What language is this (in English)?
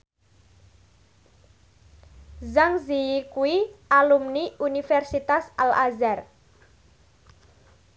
Javanese